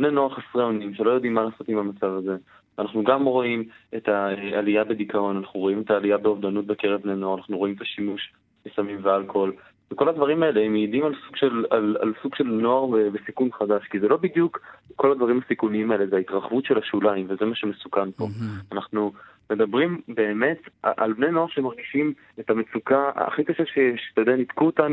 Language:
Hebrew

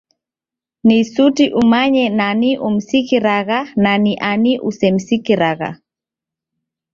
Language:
Taita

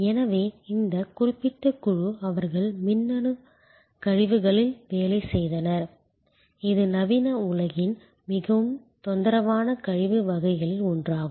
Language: Tamil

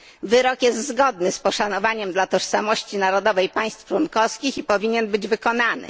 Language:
Polish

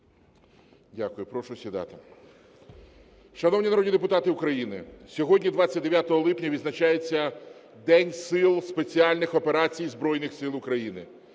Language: Ukrainian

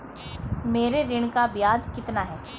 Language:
Hindi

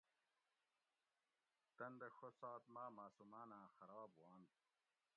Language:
Gawri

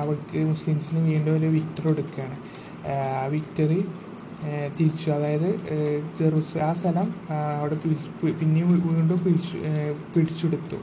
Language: Malayalam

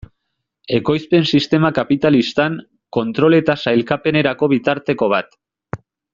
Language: Basque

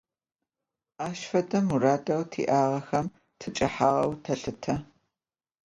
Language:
Adyghe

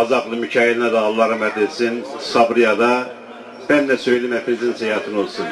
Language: Turkish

